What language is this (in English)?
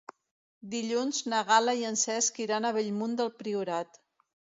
Catalan